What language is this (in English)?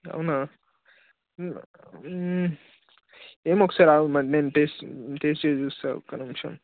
Telugu